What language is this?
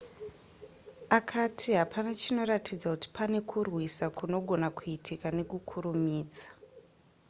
Shona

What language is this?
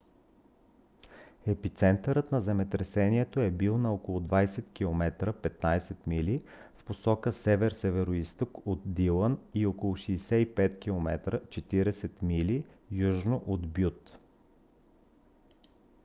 Bulgarian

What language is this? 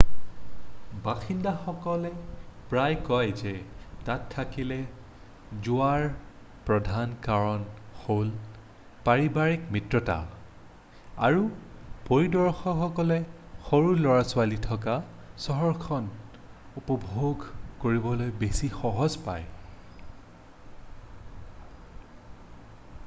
Assamese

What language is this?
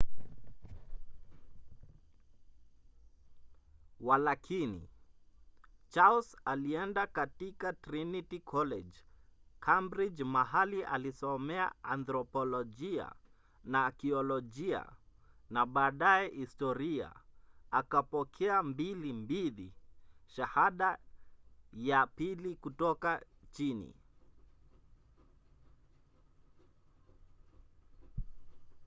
Swahili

